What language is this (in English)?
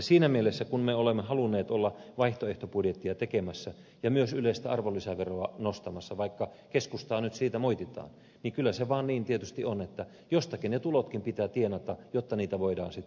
Finnish